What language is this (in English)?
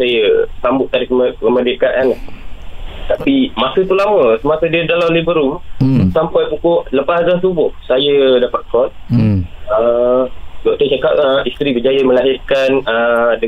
Malay